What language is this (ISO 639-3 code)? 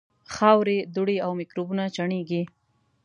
pus